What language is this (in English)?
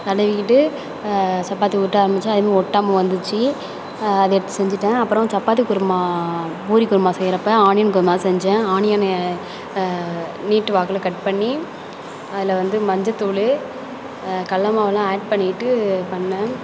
Tamil